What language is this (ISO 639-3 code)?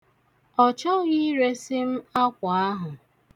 ibo